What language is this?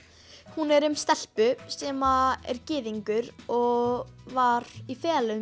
Icelandic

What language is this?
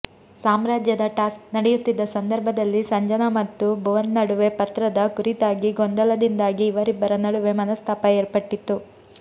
Kannada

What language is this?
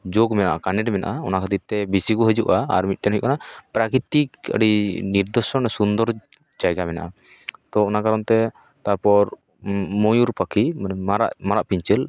Santali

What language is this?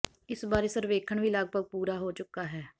Punjabi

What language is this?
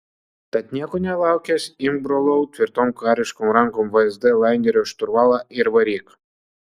Lithuanian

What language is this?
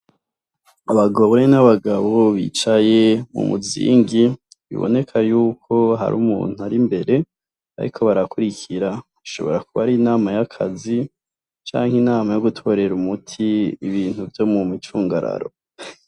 Rundi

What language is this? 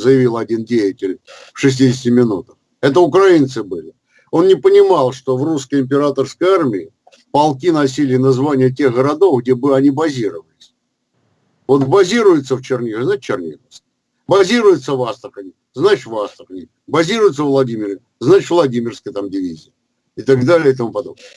Russian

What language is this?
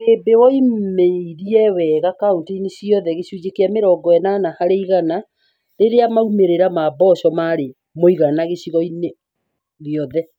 Kikuyu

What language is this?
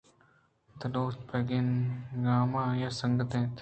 Eastern Balochi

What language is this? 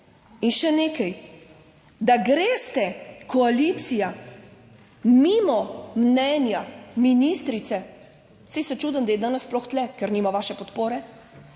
Slovenian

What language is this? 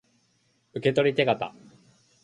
Japanese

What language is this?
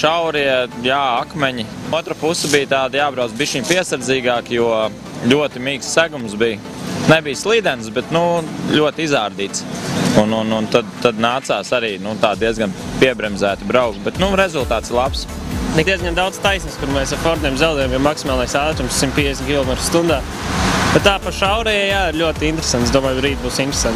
Latvian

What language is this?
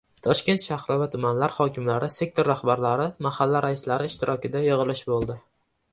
Uzbek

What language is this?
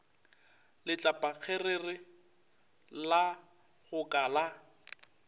Northern Sotho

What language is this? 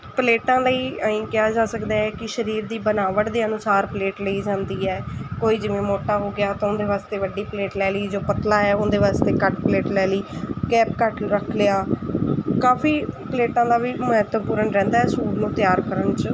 Punjabi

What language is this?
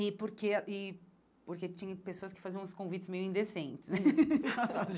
Portuguese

